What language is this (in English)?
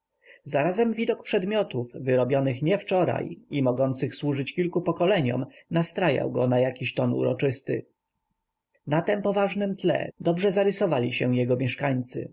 Polish